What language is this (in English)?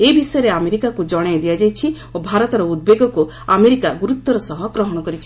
Odia